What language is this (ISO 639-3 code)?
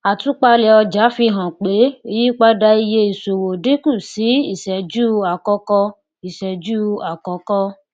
yor